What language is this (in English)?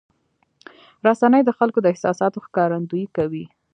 Pashto